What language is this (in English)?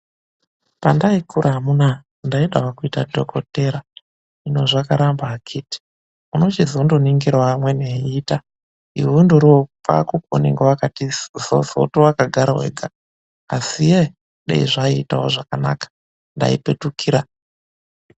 Ndau